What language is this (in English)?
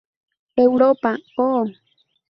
Spanish